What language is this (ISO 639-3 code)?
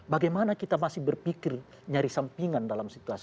ind